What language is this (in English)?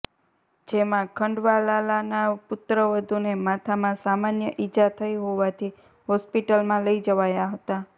Gujarati